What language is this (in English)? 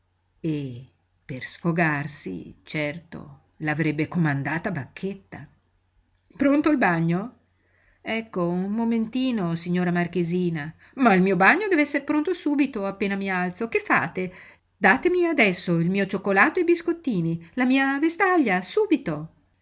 Italian